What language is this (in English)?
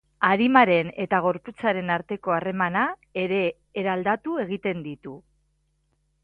Basque